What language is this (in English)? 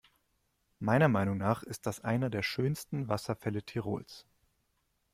German